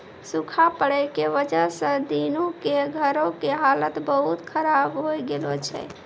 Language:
Maithili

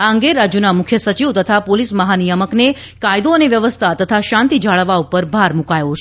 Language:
Gujarati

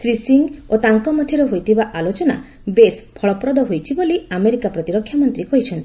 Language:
Odia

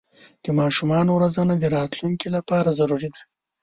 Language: Pashto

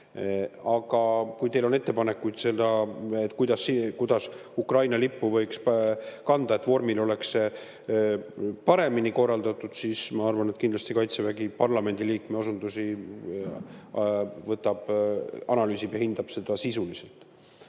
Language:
Estonian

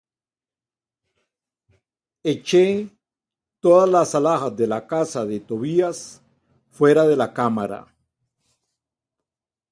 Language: Spanish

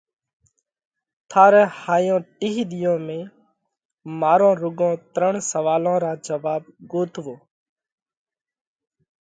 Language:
Parkari Koli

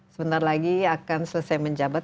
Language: Indonesian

